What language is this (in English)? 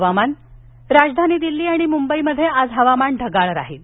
Marathi